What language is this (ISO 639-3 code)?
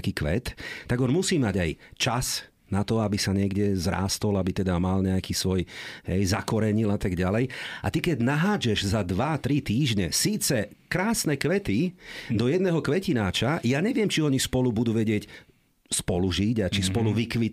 slk